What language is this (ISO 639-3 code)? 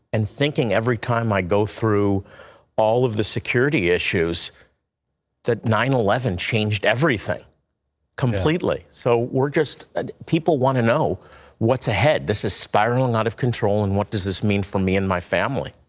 eng